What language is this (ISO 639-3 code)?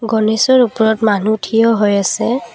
asm